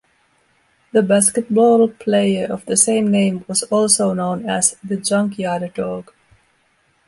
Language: English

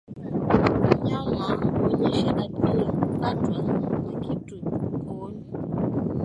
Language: Swahili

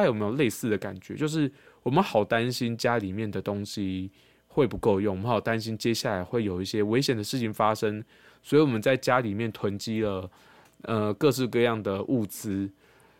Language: Chinese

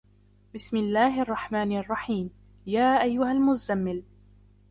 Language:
Arabic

